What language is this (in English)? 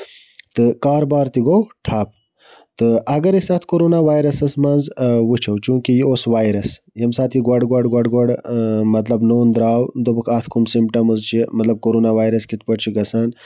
Kashmiri